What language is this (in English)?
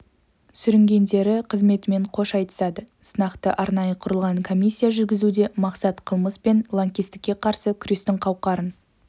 Kazakh